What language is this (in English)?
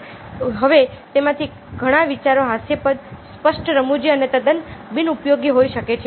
Gujarati